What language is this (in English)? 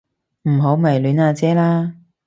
Cantonese